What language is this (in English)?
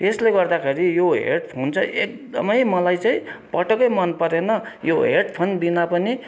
Nepali